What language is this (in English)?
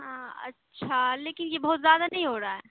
Urdu